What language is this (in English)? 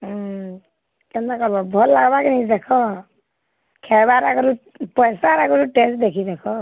Odia